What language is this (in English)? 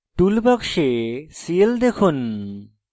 Bangla